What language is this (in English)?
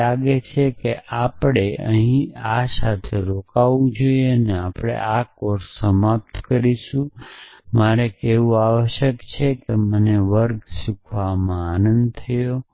Gujarati